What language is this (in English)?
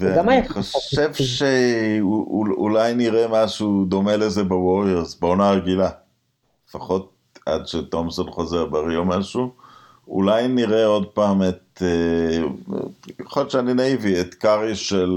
Hebrew